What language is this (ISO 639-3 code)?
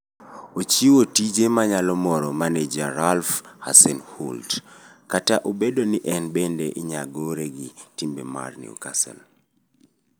luo